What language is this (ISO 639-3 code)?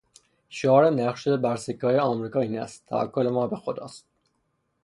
fas